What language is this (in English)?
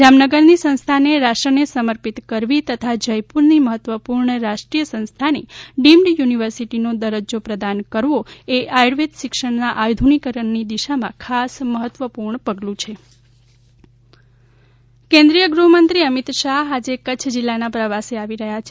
Gujarati